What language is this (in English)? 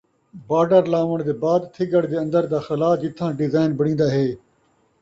Saraiki